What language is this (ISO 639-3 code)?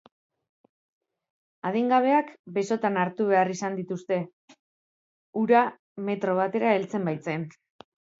eus